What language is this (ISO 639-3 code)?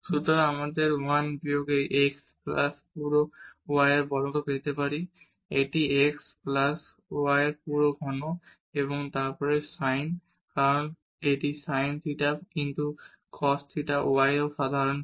ben